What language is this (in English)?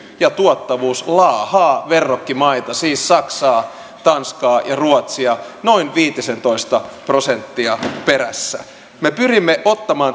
Finnish